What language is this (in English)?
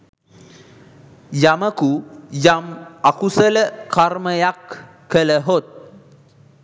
Sinhala